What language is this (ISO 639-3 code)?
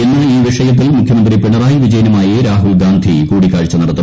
mal